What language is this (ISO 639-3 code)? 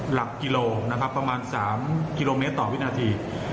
tha